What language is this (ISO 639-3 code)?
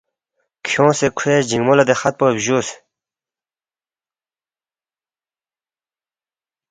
bft